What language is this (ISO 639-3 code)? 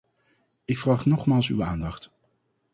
nld